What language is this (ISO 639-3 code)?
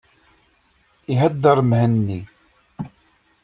kab